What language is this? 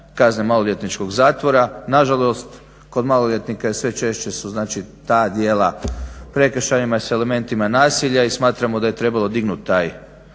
Croatian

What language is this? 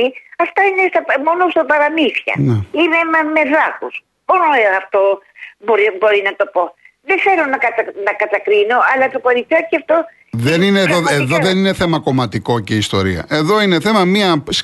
Greek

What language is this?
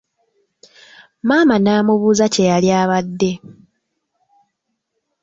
Ganda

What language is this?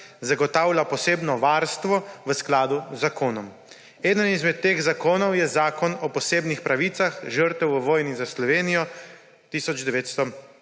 Slovenian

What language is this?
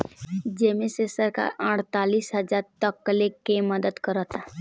Bhojpuri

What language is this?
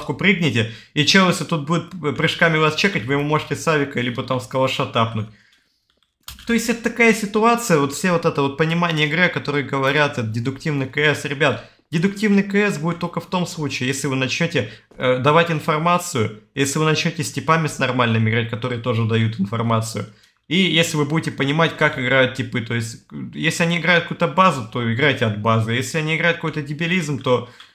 Russian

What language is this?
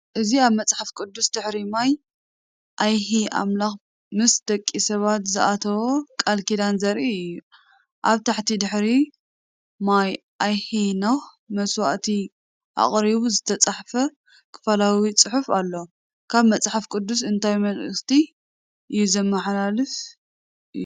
Tigrinya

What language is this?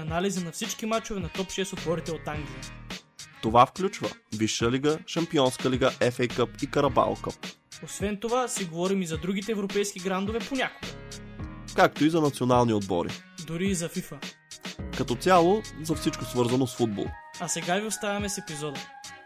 Bulgarian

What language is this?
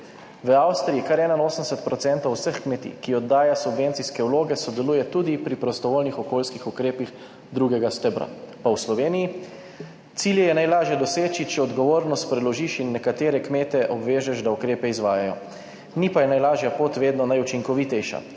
Slovenian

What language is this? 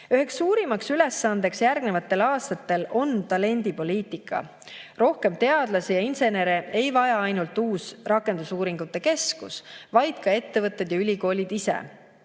Estonian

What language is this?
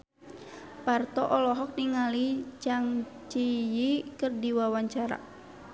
Sundanese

